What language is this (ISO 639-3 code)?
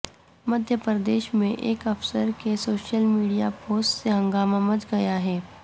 urd